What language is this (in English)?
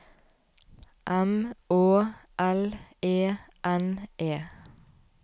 Norwegian